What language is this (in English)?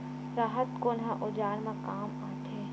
Chhattisgarhi